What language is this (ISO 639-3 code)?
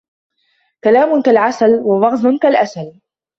ara